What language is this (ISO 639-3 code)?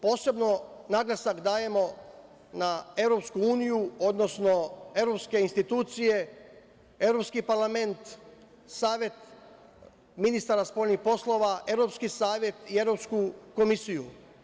srp